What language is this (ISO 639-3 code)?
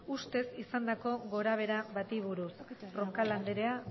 eus